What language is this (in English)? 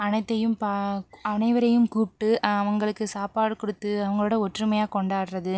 Tamil